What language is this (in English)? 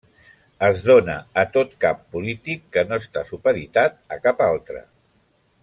Catalan